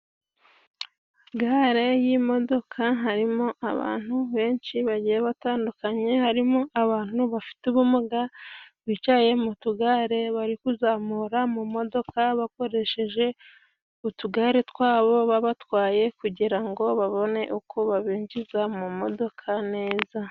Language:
Kinyarwanda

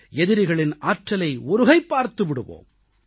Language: Tamil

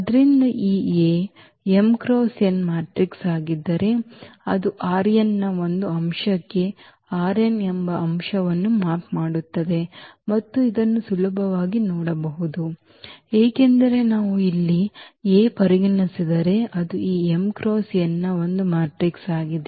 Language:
Kannada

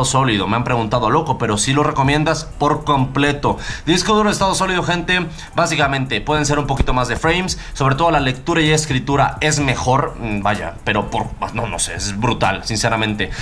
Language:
Spanish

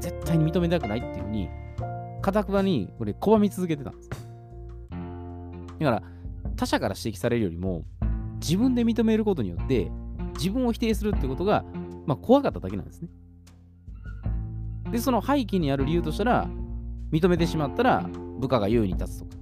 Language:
Japanese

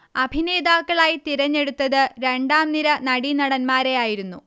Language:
Malayalam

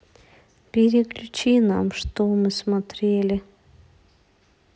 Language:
Russian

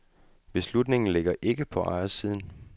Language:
Danish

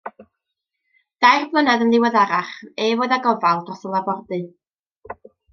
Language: Welsh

